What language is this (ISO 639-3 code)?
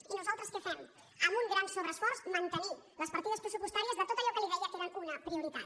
cat